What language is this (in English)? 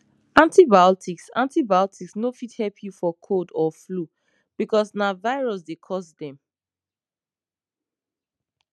Nigerian Pidgin